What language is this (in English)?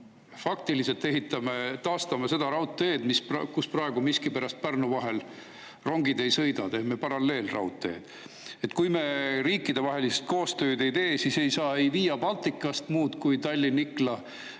Estonian